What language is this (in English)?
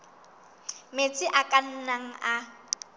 Southern Sotho